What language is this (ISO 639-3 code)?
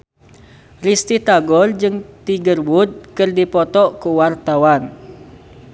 sun